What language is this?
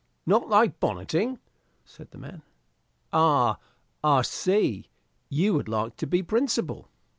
English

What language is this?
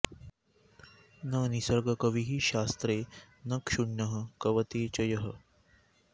Sanskrit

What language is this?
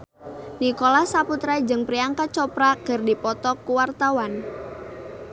Sundanese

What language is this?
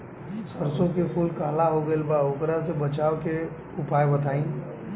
Bhojpuri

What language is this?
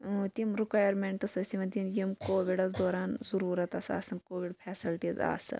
Kashmiri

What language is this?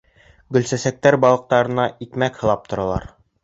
Bashkir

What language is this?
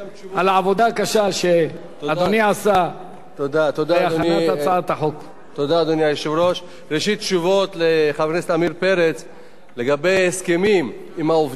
Hebrew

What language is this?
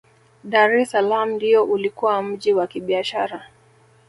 Swahili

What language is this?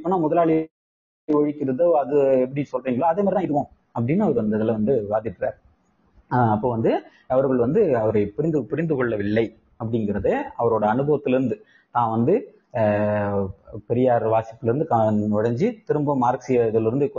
Tamil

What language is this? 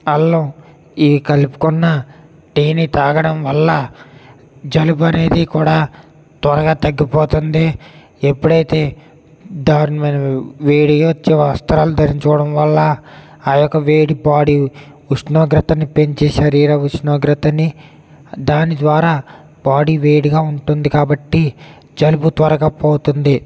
Telugu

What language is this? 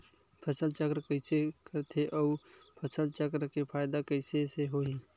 Chhattisgarhi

